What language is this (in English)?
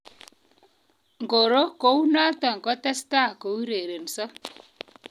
Kalenjin